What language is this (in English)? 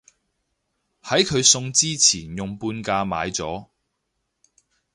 Cantonese